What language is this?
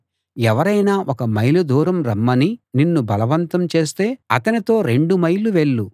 Telugu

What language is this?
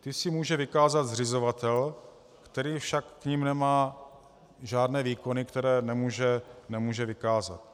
Czech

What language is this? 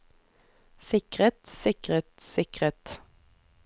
Norwegian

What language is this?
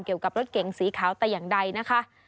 Thai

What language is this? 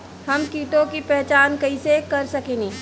Bhojpuri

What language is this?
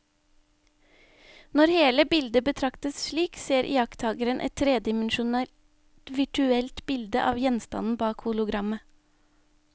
Norwegian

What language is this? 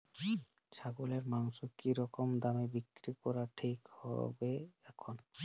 Bangla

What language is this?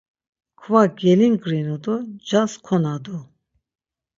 Laz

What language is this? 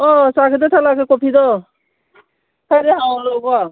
Manipuri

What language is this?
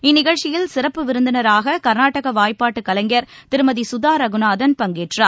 Tamil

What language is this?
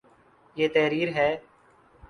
Urdu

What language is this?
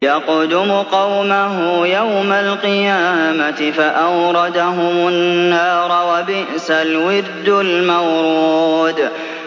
Arabic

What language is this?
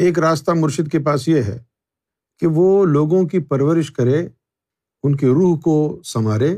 Urdu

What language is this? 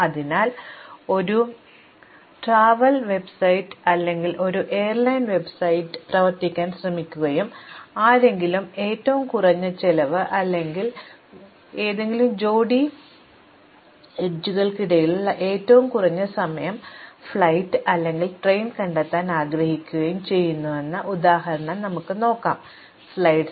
Malayalam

